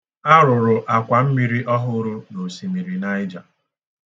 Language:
Igbo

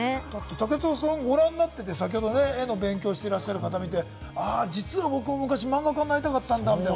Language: Japanese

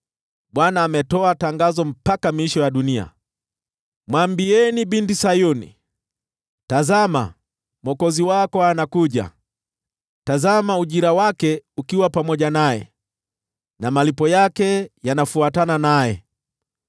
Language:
Swahili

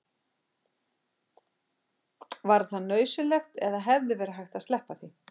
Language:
Icelandic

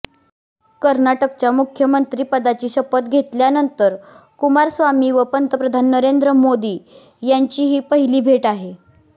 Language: Marathi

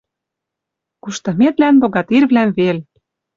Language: Western Mari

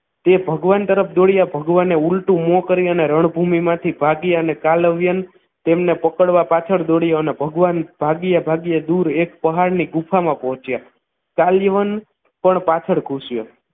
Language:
Gujarati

